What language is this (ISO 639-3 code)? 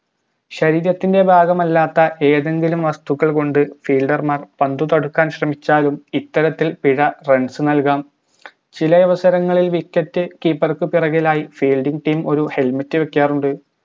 mal